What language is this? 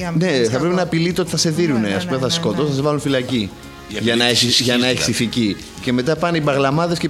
Greek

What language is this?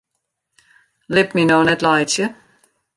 Western Frisian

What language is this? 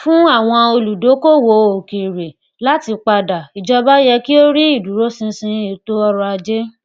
Yoruba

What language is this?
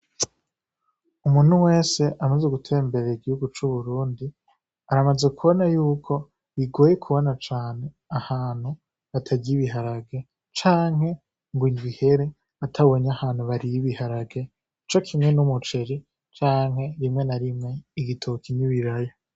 Rundi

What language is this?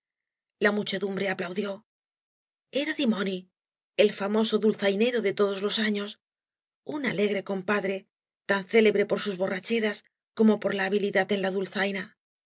Spanish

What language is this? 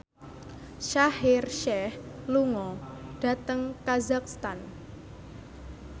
Javanese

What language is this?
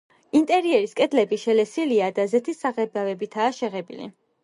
Georgian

